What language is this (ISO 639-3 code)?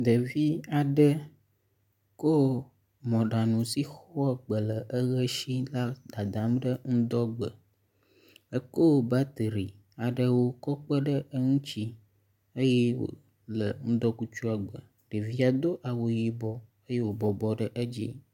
ewe